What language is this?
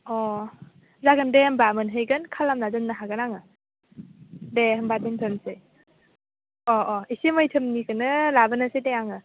Bodo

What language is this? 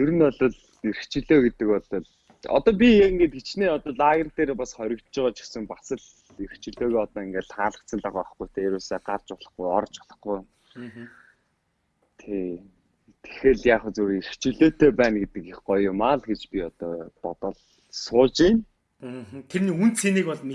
Turkish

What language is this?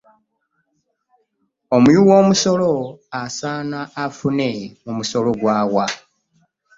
Ganda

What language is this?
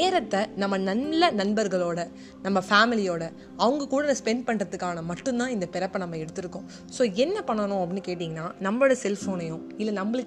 Tamil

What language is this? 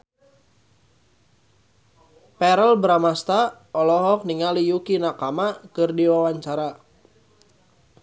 Sundanese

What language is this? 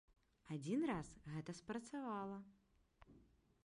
Belarusian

